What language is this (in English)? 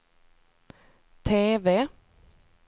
Swedish